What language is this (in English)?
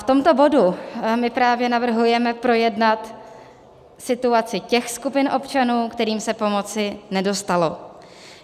Czech